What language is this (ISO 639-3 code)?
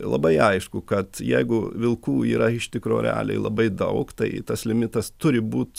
lit